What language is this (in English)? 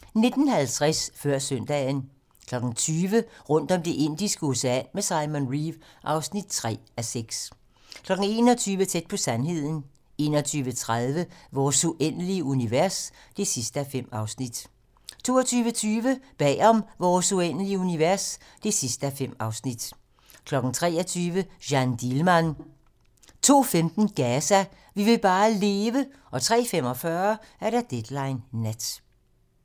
Danish